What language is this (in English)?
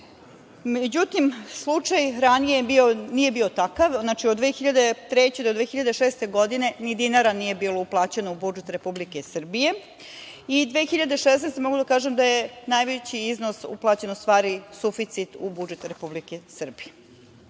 Serbian